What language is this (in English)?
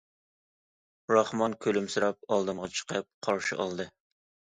Uyghur